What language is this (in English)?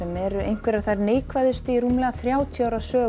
Icelandic